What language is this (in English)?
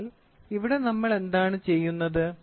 Malayalam